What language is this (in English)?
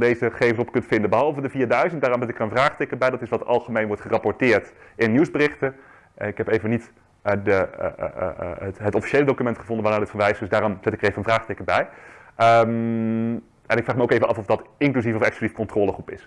Dutch